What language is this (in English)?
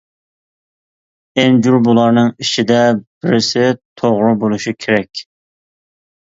Uyghur